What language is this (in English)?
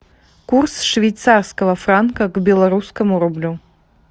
Russian